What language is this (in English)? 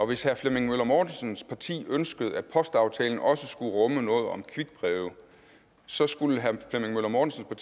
Danish